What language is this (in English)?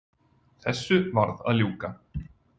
Icelandic